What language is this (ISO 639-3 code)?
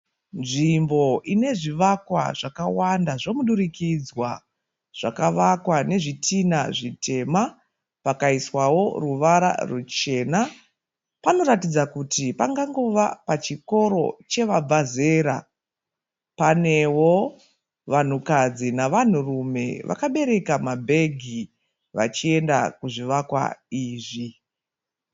sna